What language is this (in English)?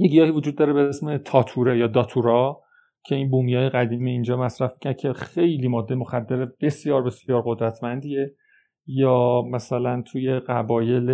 Persian